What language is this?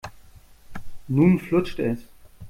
German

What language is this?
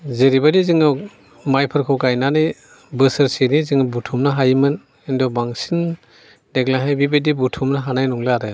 Bodo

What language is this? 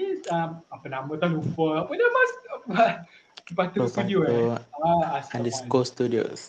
Malay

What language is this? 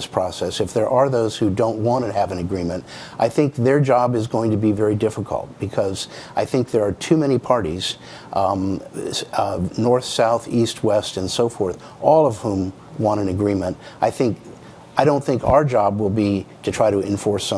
English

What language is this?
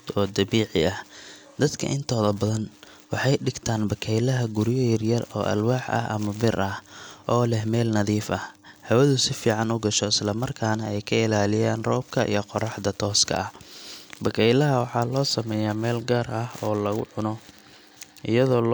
Somali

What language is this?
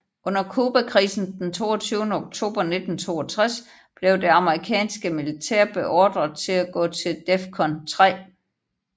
Danish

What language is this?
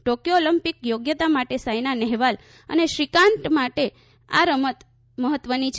Gujarati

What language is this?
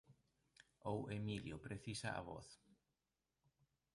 Galician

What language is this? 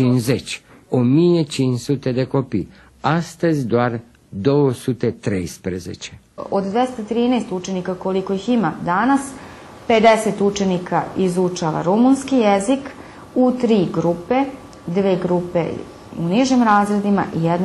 Romanian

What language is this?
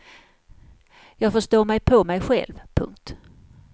Swedish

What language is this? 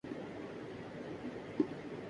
Urdu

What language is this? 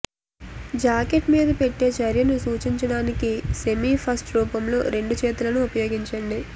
Telugu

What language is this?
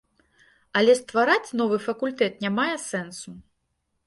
Belarusian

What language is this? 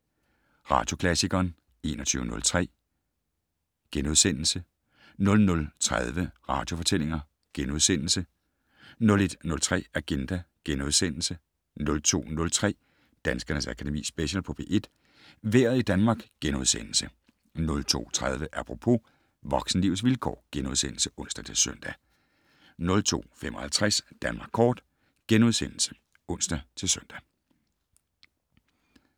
Danish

